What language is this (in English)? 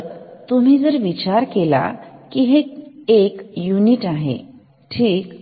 Marathi